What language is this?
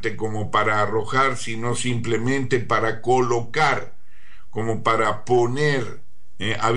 Spanish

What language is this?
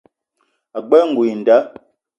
Eton (Cameroon)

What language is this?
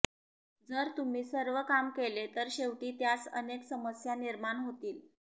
Marathi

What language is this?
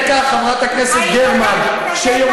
Hebrew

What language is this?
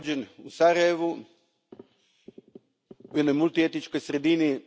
Croatian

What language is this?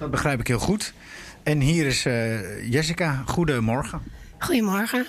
Dutch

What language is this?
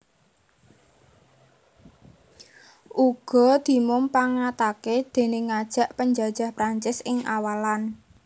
Javanese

